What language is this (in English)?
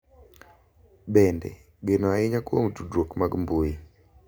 Luo (Kenya and Tanzania)